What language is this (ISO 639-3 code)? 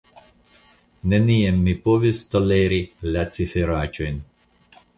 epo